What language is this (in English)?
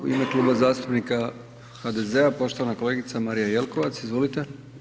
Croatian